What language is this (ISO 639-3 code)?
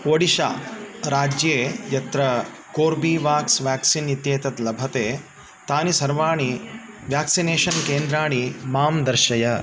san